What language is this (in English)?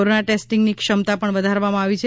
Gujarati